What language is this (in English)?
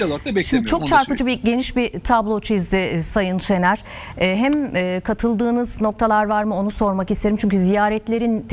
Turkish